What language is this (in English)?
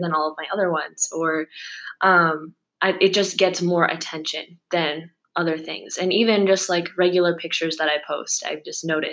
English